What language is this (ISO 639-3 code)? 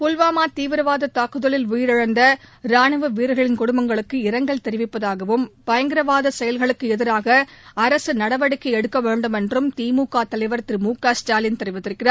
tam